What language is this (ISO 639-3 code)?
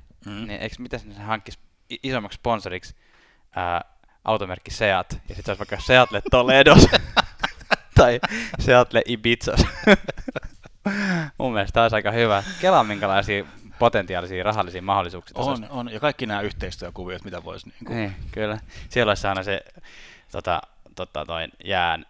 fin